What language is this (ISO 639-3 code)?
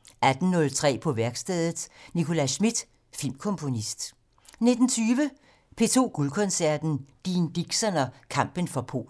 dan